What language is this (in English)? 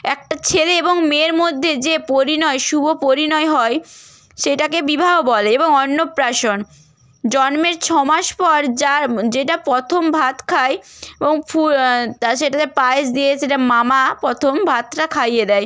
Bangla